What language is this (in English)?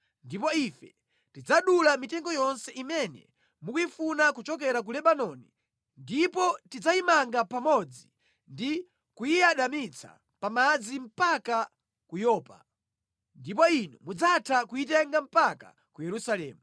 Nyanja